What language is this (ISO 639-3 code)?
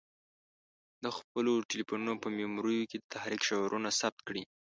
pus